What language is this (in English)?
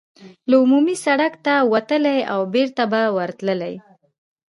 Pashto